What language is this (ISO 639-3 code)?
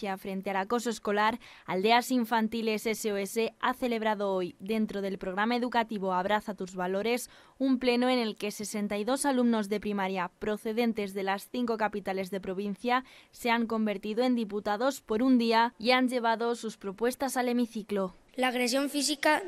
spa